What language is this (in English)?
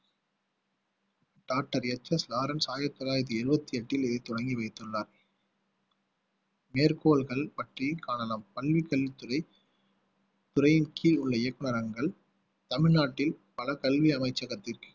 Tamil